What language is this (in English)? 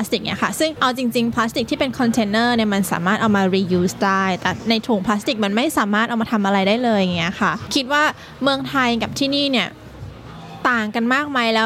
Thai